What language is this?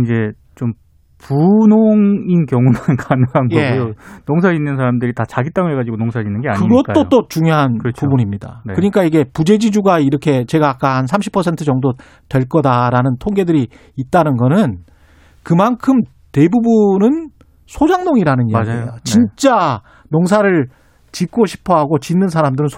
Korean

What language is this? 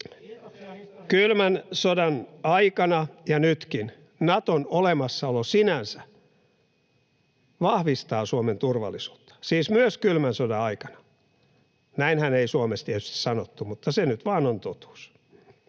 Finnish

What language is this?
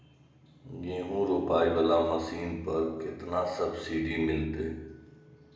Maithili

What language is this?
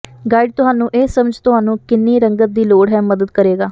Punjabi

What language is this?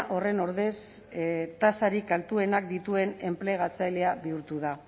Basque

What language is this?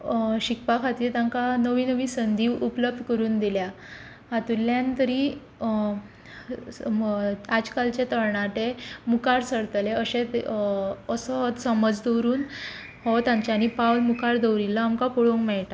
Konkani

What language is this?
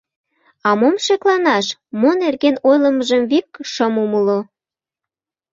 Mari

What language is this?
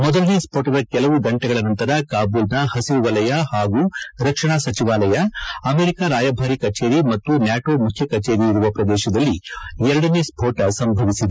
Kannada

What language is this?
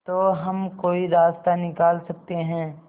Hindi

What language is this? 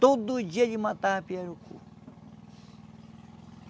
Portuguese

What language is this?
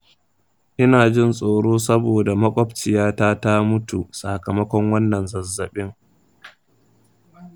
Hausa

